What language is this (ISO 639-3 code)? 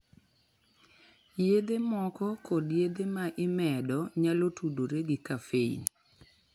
luo